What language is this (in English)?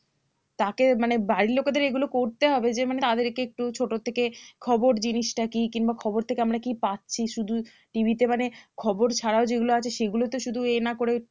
Bangla